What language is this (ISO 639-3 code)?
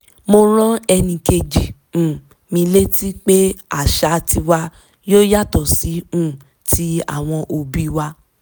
yor